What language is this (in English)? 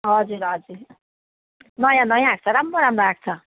Nepali